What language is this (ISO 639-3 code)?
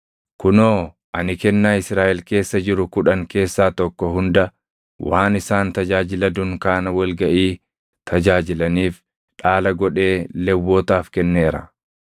orm